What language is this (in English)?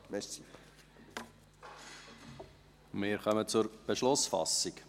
Swiss German